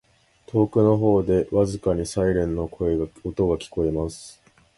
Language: Japanese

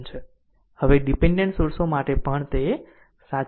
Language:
Gujarati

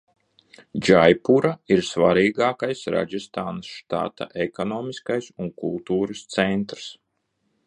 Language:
Latvian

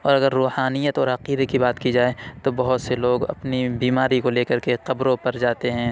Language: Urdu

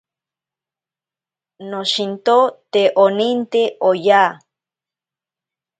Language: Ashéninka Perené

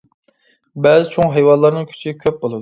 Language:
Uyghur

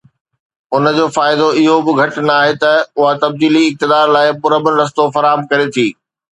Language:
Sindhi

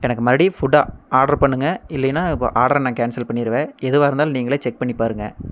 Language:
Tamil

